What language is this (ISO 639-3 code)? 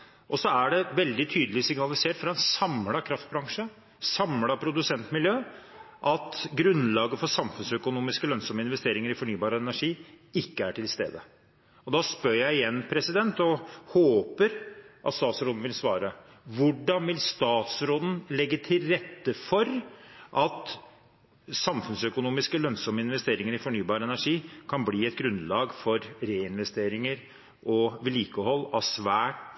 nob